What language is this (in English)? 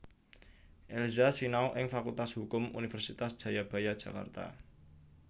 Javanese